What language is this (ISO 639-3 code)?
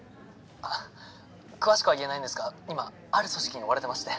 jpn